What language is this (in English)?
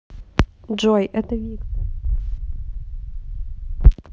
Russian